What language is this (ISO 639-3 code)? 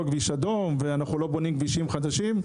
heb